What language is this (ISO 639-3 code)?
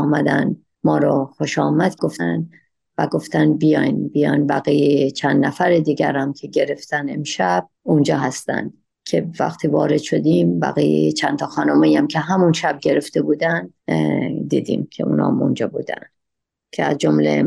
fas